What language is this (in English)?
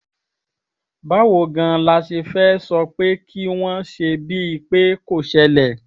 Yoruba